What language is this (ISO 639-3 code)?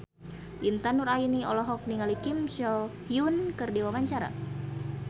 sun